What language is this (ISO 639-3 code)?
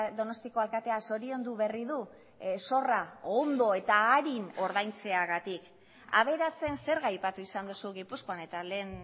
eus